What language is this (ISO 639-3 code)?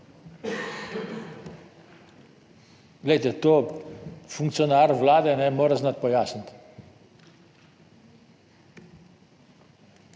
slv